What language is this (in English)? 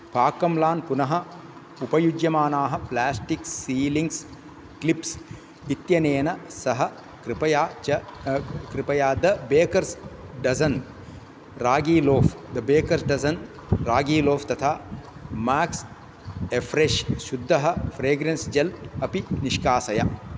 Sanskrit